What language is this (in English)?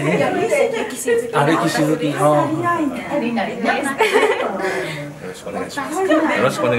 Japanese